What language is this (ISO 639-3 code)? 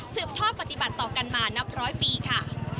tha